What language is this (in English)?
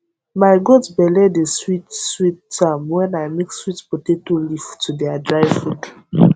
Nigerian Pidgin